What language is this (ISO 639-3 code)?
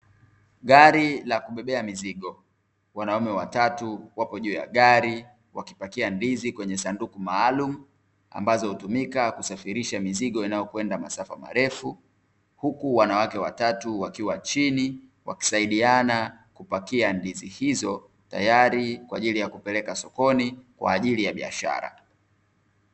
swa